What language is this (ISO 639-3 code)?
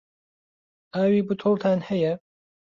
ckb